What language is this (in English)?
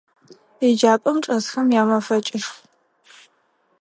Adyghe